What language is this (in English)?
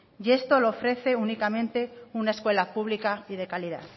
Spanish